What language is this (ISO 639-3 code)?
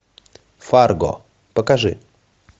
rus